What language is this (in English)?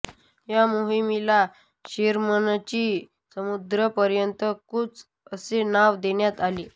Marathi